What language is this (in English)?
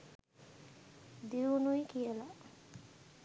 Sinhala